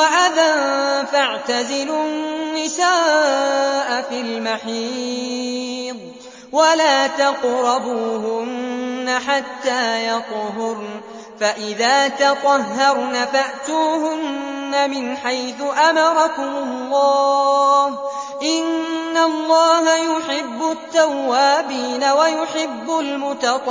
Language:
Arabic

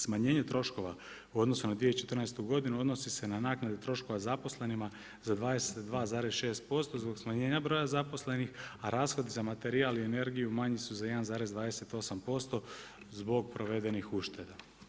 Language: Croatian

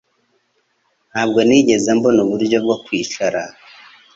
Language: Kinyarwanda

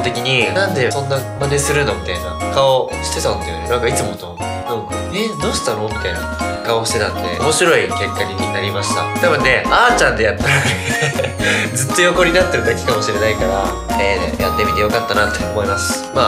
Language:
Japanese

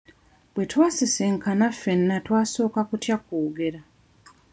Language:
Ganda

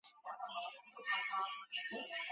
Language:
Chinese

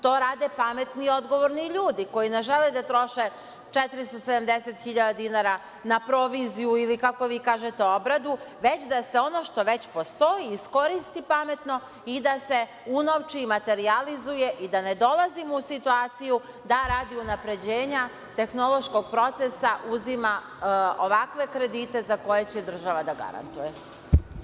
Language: Serbian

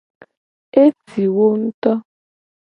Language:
Gen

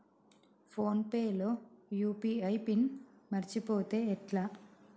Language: Telugu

